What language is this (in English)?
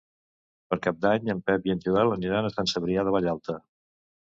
Catalan